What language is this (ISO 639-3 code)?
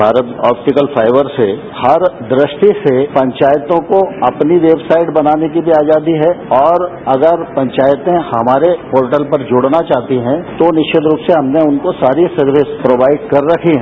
hin